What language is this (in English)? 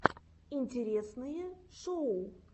Russian